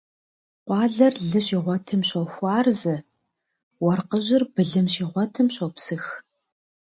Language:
Kabardian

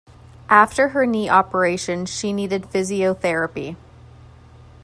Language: English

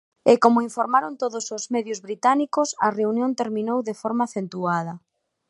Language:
Galician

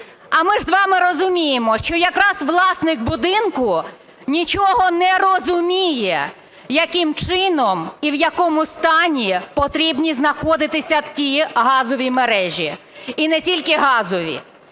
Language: Ukrainian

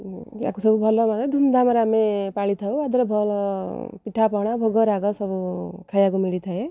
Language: Odia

